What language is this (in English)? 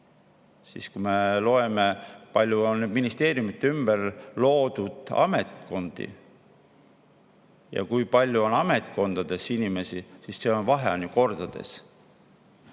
Estonian